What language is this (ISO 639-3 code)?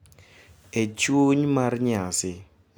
luo